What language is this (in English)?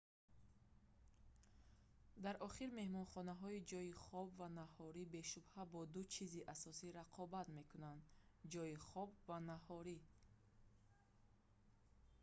Tajik